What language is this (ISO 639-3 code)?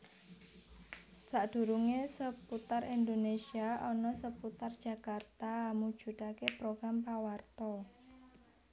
jav